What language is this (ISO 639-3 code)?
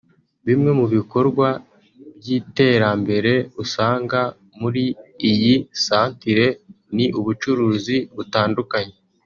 kin